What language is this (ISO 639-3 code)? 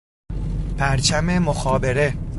fas